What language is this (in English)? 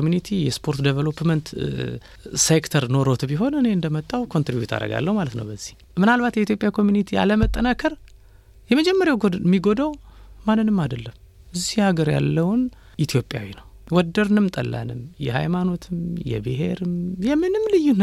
Amharic